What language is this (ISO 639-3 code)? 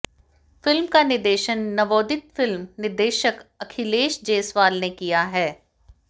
hin